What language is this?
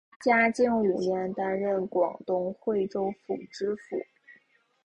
Chinese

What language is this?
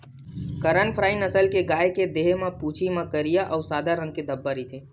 Chhattisgarhi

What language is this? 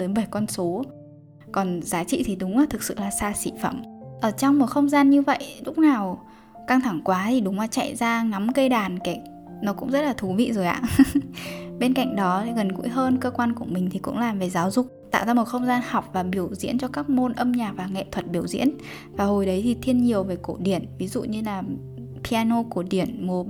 Vietnamese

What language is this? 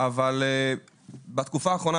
Hebrew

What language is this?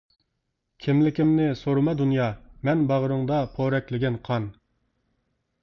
Uyghur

